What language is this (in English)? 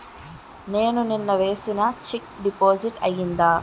Telugu